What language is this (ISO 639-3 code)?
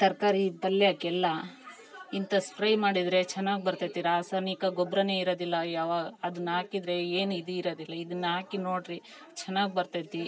kan